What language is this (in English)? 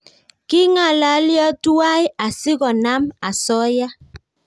Kalenjin